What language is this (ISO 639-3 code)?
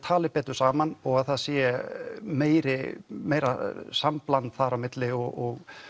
isl